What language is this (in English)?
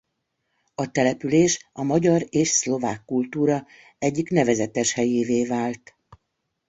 Hungarian